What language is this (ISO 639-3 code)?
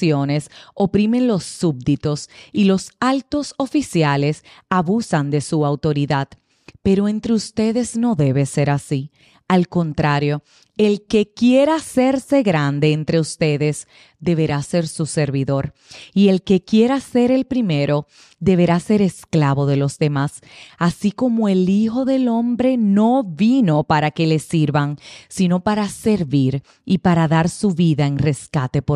spa